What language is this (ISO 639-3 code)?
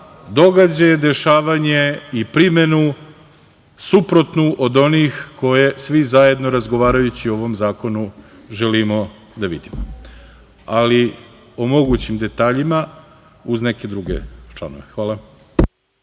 srp